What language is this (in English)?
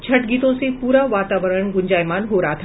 Hindi